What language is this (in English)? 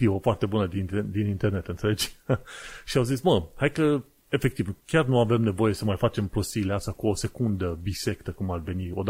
Romanian